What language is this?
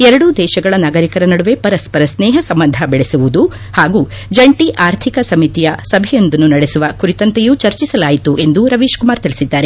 Kannada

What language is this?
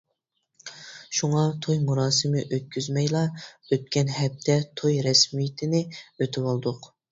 Uyghur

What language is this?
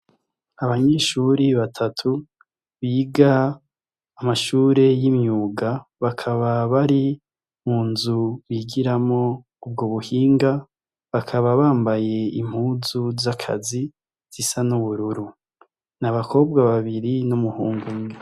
Rundi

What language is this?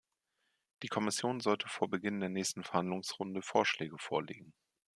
German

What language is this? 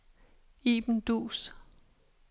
Danish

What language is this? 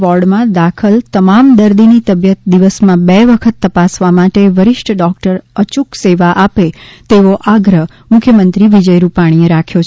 Gujarati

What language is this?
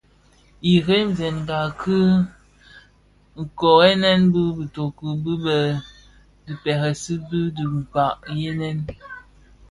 Bafia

